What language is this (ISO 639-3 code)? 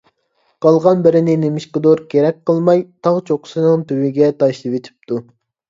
uig